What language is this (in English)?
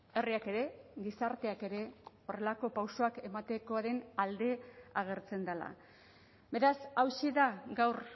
Basque